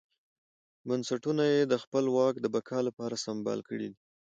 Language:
Pashto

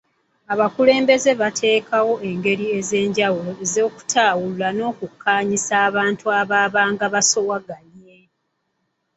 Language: Ganda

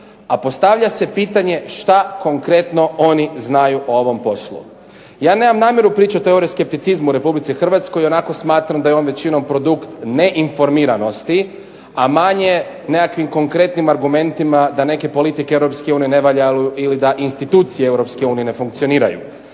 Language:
Croatian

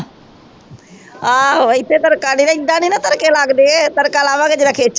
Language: Punjabi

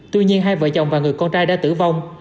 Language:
Vietnamese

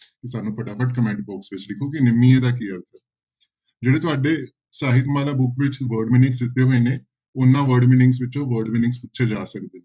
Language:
Punjabi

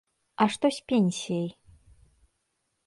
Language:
Belarusian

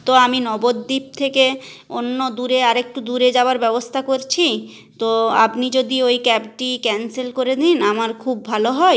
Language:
Bangla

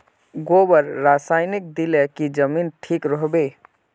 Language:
Magahi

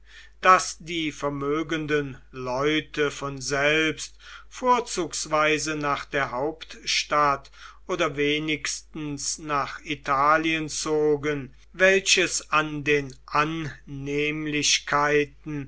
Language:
German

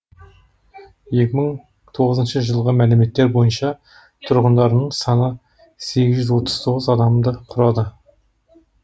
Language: Kazakh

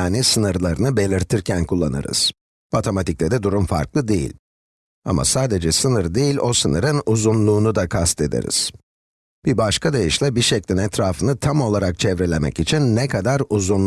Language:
Turkish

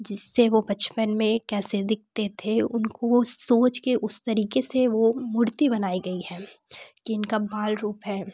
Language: Hindi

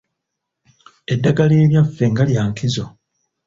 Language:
Ganda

